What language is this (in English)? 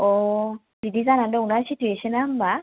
Bodo